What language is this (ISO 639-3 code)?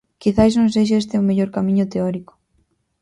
glg